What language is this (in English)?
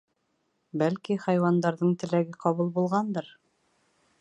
Bashkir